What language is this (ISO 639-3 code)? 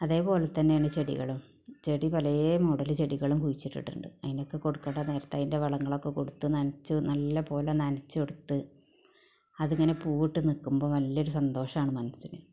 mal